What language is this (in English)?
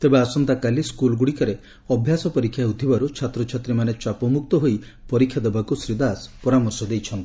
Odia